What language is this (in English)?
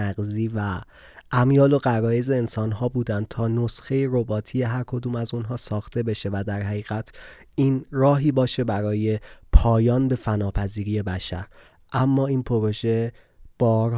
Persian